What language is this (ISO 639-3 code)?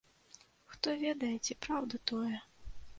bel